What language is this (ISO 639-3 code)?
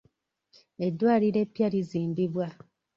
lug